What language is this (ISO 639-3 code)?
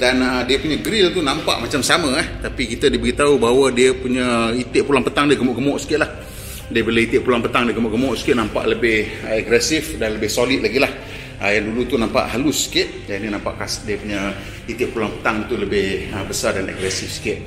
msa